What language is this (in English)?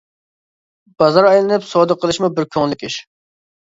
Uyghur